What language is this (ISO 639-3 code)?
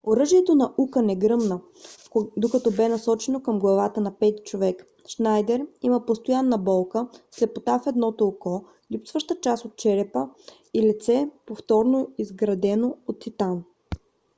bul